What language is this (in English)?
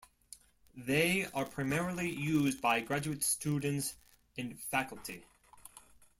English